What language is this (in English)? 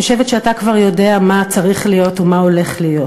Hebrew